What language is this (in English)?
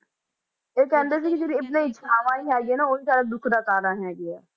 Punjabi